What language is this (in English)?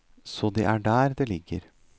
Norwegian